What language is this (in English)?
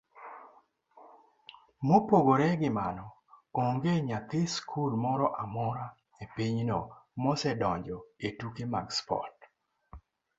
Luo (Kenya and Tanzania)